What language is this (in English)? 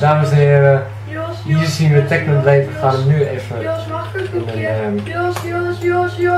Dutch